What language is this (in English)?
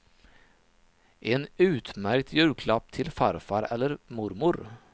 Swedish